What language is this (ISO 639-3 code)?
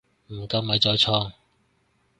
yue